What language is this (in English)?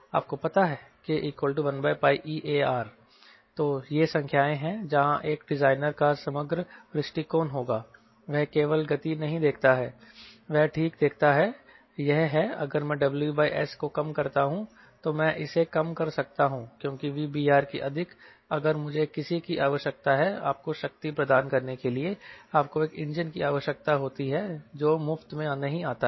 Hindi